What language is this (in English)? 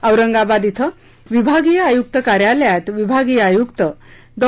Marathi